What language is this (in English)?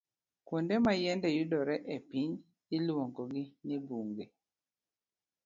Luo (Kenya and Tanzania)